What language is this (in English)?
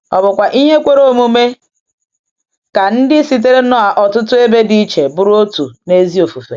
Igbo